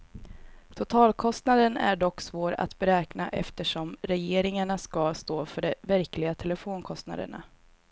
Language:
Swedish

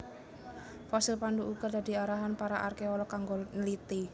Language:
Javanese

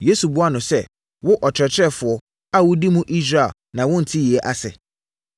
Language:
Akan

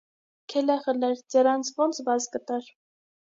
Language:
Armenian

